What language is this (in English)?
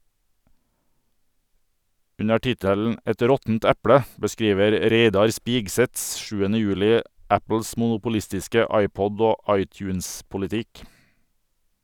Norwegian